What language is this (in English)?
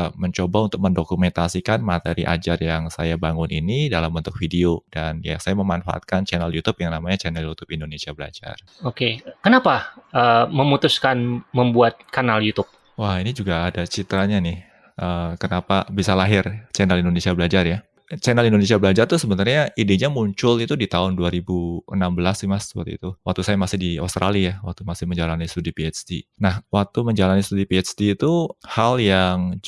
Indonesian